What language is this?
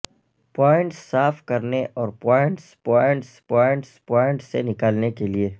Urdu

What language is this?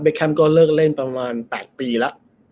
Thai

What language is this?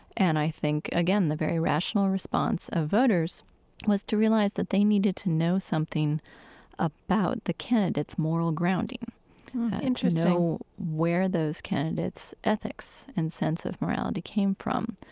English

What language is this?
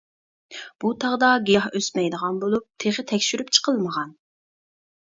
Uyghur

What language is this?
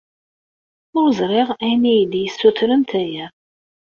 Kabyle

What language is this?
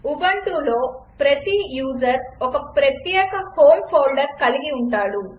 Telugu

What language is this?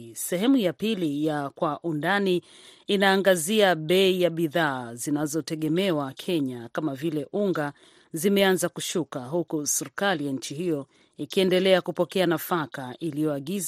Swahili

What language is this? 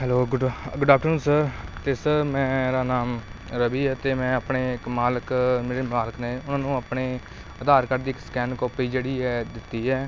Punjabi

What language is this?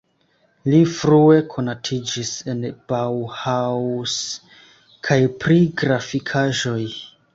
Esperanto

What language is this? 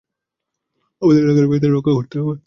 Bangla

